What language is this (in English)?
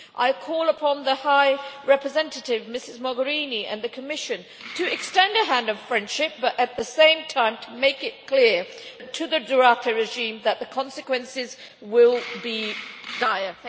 English